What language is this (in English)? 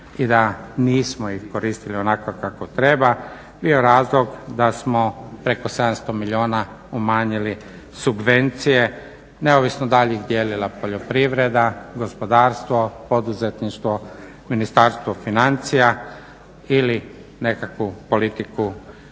Croatian